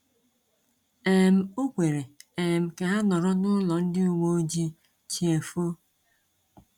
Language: Igbo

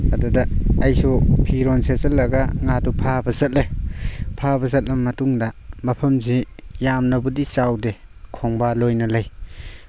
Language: Manipuri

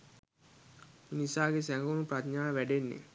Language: Sinhala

